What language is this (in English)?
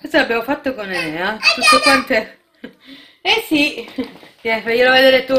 Italian